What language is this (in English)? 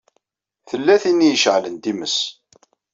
Kabyle